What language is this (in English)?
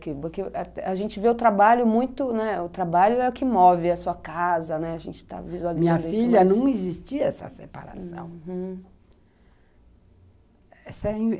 Portuguese